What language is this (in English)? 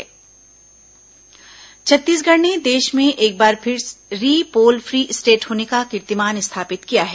Hindi